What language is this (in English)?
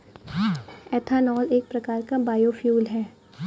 Hindi